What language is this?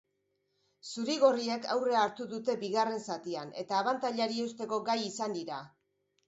Basque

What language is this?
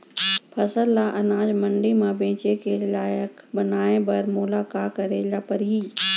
Chhattisgarhi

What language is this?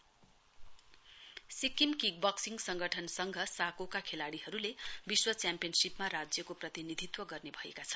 Nepali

